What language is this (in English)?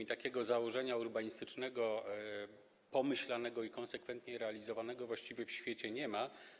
Polish